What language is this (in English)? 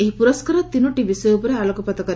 Odia